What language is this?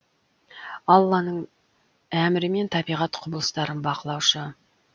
Kazakh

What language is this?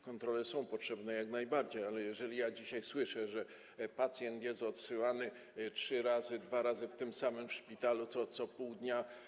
Polish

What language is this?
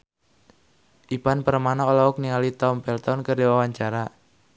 Sundanese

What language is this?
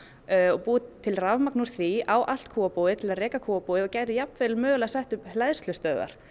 Icelandic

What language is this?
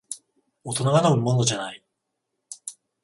Japanese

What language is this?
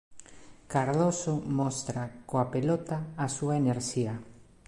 Galician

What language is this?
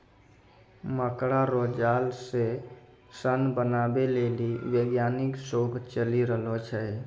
Maithili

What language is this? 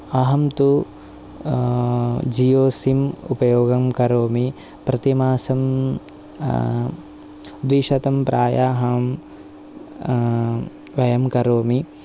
Sanskrit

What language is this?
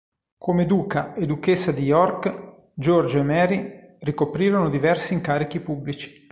Italian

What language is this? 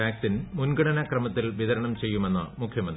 Malayalam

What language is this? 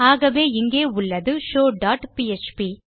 Tamil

